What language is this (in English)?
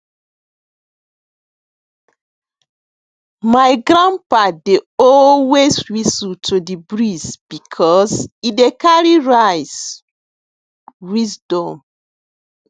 Nigerian Pidgin